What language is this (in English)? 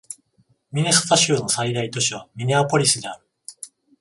Japanese